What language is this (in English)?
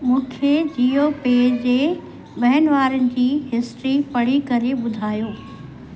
Sindhi